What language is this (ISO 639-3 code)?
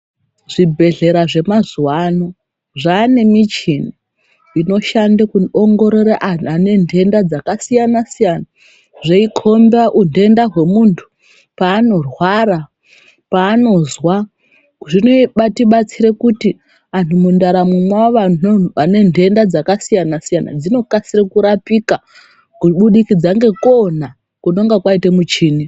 ndc